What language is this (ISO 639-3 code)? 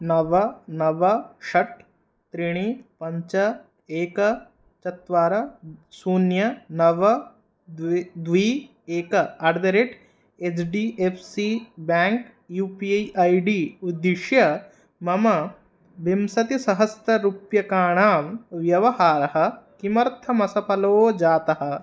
san